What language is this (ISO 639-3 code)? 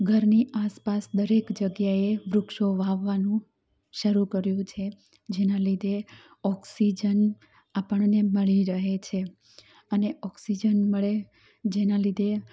guj